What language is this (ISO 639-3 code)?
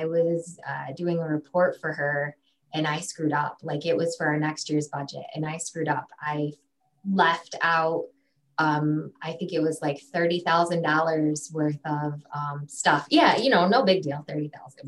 eng